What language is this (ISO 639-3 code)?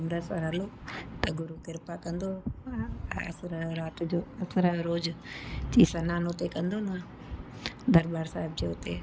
snd